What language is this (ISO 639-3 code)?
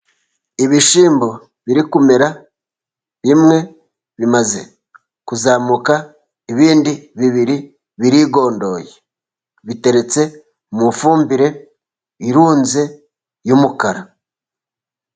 kin